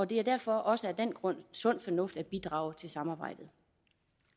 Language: Danish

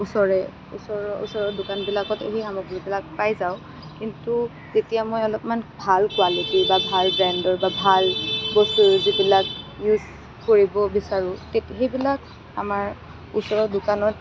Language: Assamese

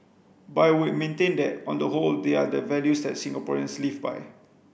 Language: English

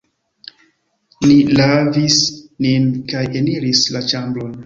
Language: Esperanto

